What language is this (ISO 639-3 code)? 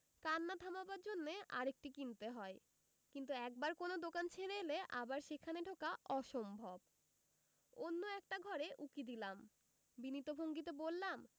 ben